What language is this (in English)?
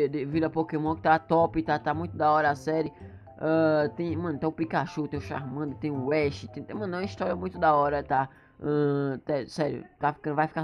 Portuguese